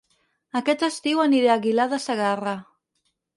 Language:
Catalan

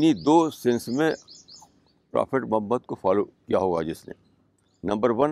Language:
Urdu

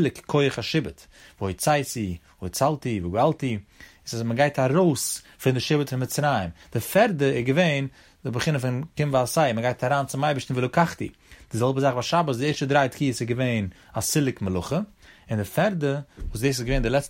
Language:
Hebrew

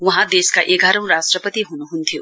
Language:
Nepali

